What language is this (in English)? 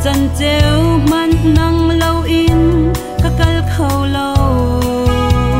Thai